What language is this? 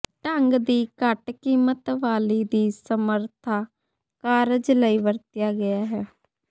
Punjabi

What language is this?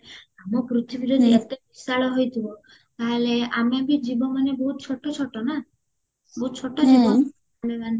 Odia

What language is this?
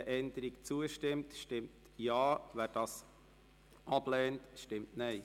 Swiss German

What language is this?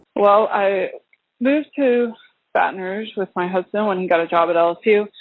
English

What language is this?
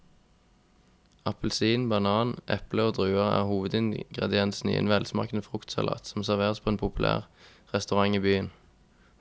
Norwegian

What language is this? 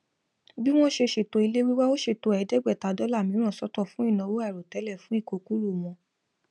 Yoruba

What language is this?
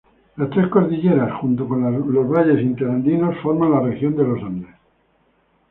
Spanish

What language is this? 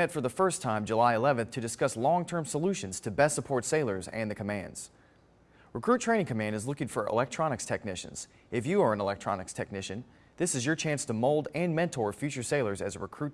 English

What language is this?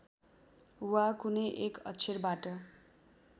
Nepali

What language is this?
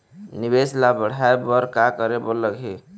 Chhattisgarhi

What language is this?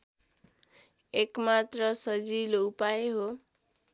Nepali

